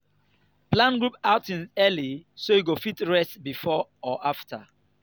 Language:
Nigerian Pidgin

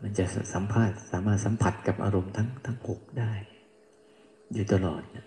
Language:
Thai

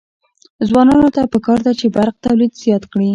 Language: Pashto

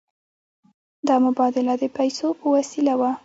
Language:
Pashto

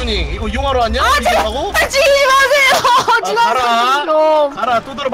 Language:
Korean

